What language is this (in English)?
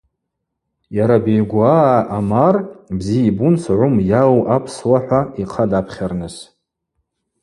Abaza